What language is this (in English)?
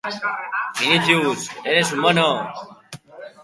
Basque